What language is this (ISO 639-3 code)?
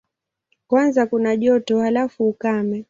swa